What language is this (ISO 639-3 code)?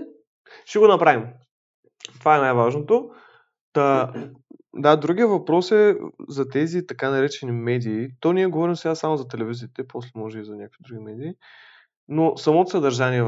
bul